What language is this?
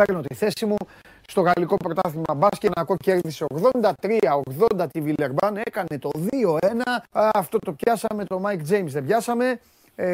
Greek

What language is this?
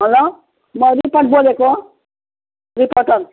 Nepali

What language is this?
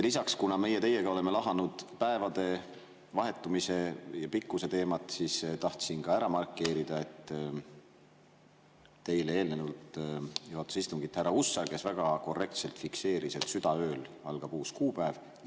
Estonian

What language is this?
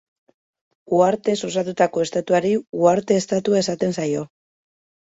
Basque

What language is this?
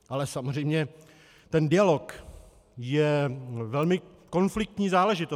Czech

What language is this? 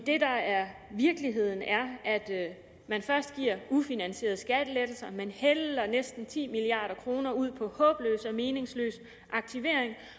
Danish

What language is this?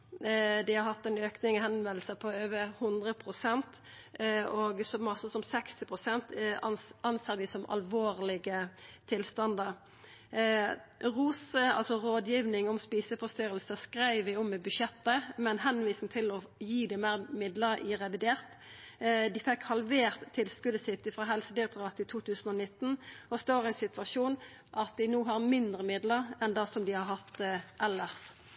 Norwegian Nynorsk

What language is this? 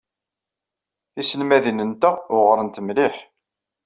Kabyle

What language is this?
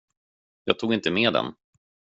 Swedish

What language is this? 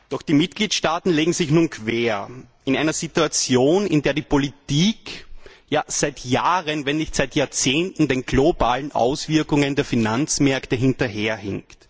German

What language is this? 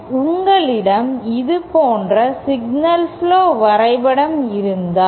Tamil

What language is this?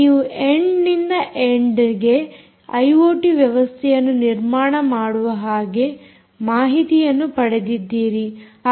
Kannada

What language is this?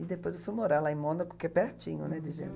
Portuguese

